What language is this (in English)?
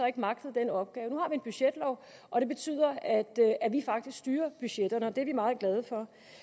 Danish